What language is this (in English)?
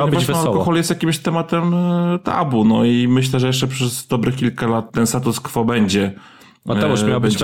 Polish